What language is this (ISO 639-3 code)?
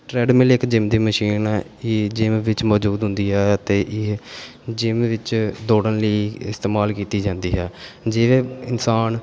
pan